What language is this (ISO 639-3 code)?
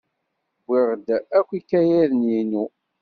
kab